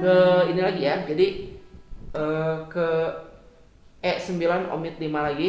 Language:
Indonesian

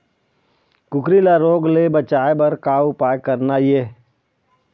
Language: Chhattisgarhi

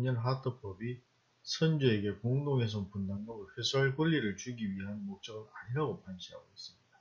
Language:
Korean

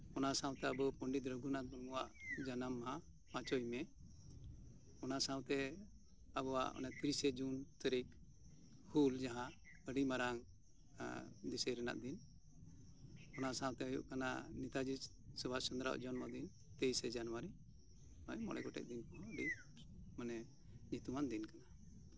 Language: Santali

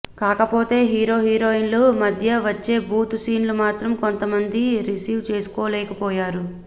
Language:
Telugu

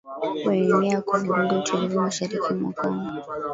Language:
Swahili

